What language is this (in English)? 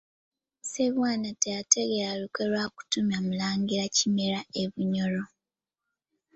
Ganda